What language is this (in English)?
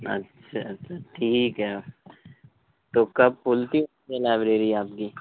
Urdu